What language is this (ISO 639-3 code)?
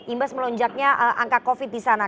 ind